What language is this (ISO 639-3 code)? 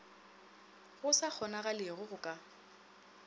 nso